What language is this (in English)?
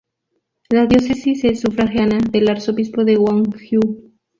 Spanish